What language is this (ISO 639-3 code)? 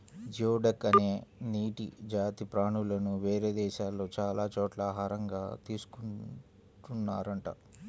tel